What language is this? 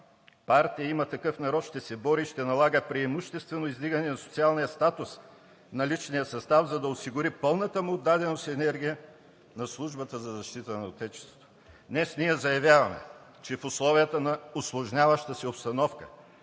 Bulgarian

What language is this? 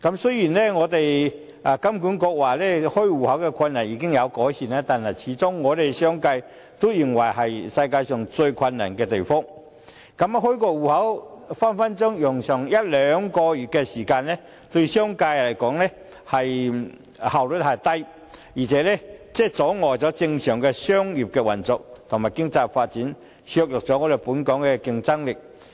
Cantonese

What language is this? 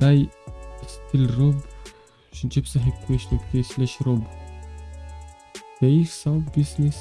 Romanian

